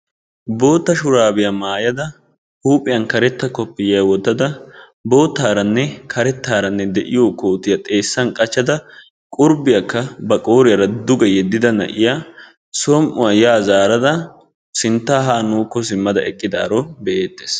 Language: Wolaytta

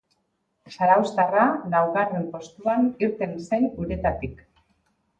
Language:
Basque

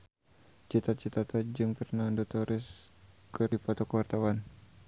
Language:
Sundanese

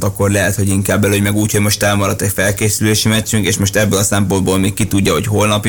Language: Hungarian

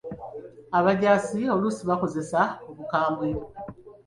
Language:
Ganda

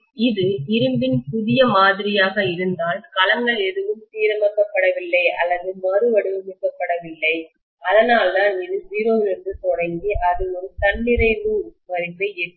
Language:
Tamil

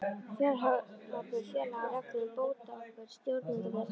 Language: Icelandic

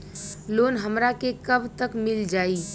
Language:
Bhojpuri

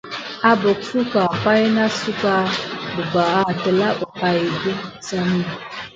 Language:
Gidar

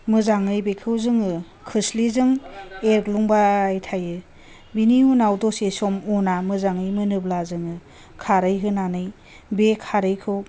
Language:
Bodo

